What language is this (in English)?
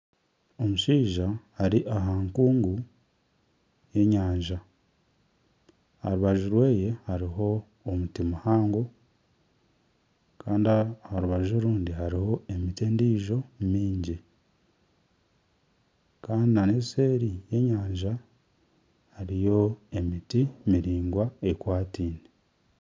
Nyankole